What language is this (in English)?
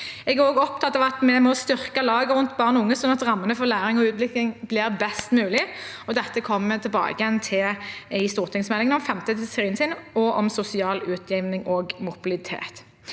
Norwegian